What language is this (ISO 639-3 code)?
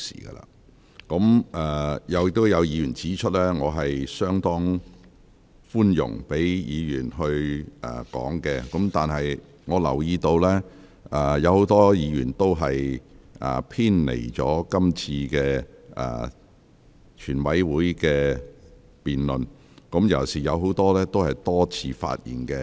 yue